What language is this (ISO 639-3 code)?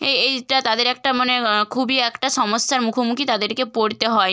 ben